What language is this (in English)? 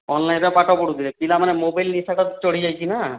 Odia